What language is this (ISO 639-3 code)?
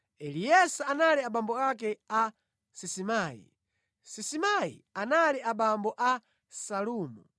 nya